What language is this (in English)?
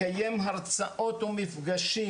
Hebrew